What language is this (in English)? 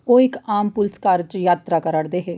Dogri